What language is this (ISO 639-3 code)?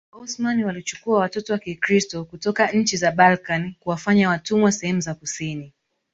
swa